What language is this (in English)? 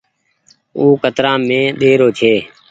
Goaria